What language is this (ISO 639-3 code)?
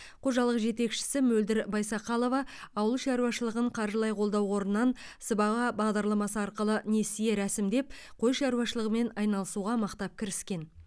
kaz